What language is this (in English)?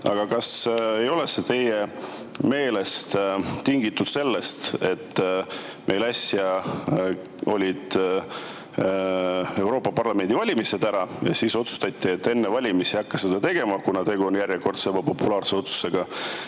Estonian